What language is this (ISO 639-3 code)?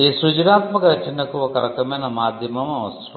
tel